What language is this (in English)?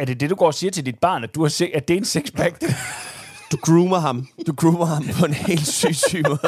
Danish